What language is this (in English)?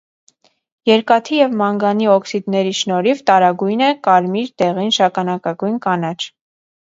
Armenian